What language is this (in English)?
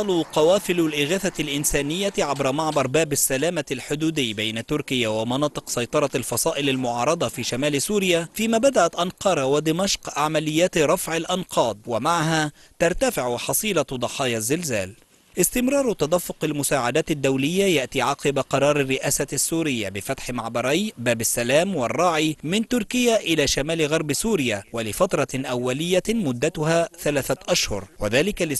Arabic